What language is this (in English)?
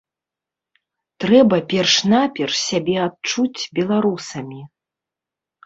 Belarusian